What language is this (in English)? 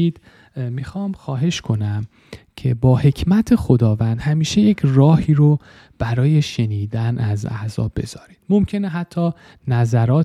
Persian